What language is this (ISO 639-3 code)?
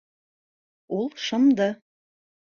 bak